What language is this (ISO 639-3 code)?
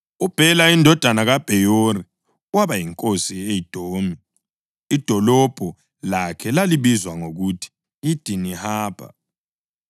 nde